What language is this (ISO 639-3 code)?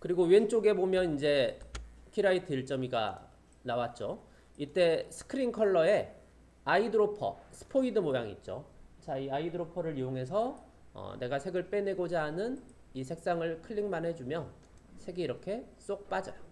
kor